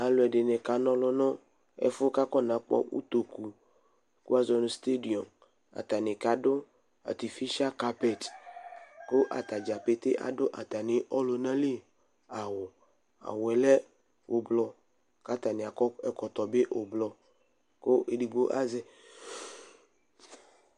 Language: Ikposo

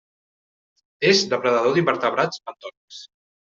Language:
Catalan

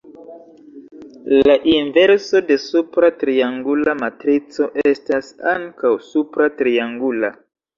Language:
Esperanto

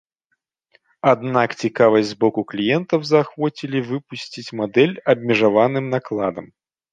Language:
Belarusian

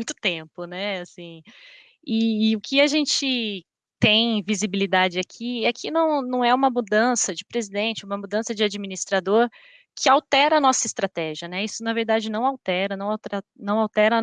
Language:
Portuguese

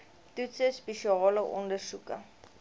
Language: Afrikaans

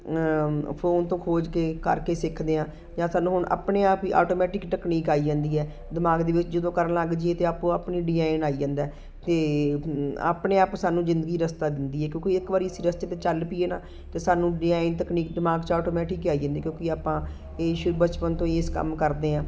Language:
Punjabi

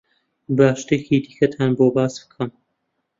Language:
Central Kurdish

